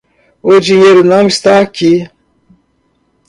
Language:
Portuguese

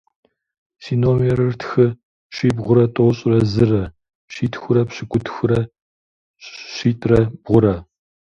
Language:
Kabardian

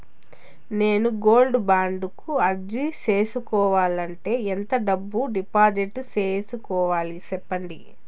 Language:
Telugu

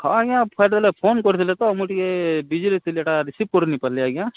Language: Odia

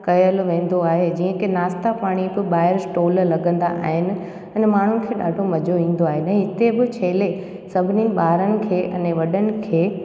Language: Sindhi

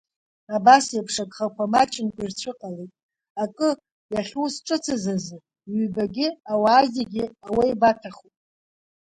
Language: Abkhazian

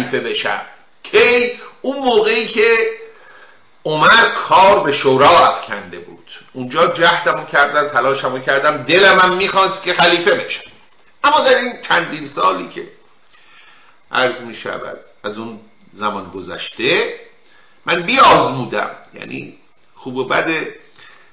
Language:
Persian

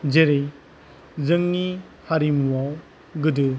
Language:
Bodo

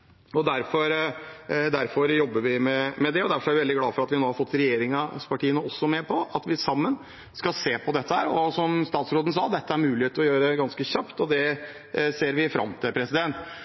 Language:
Norwegian Bokmål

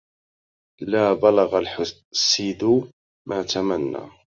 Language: Arabic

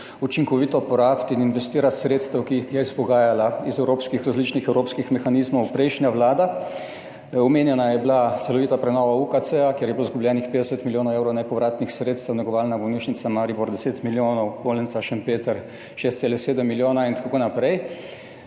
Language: Slovenian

